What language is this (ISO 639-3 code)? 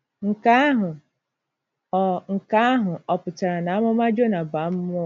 ibo